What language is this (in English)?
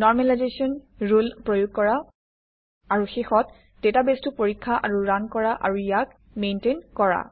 Assamese